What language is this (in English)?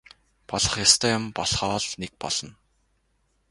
Mongolian